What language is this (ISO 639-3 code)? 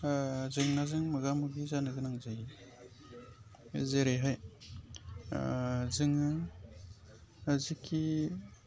brx